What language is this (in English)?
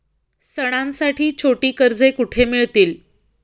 Marathi